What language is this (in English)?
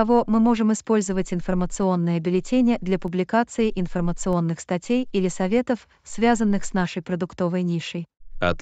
Russian